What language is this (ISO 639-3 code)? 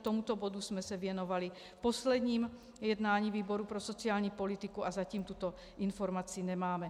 ces